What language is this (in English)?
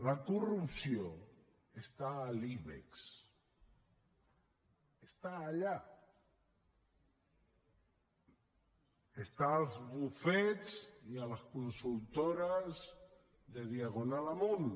Catalan